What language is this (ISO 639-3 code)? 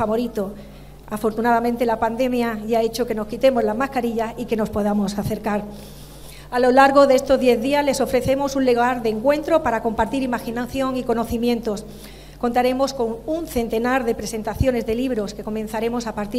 spa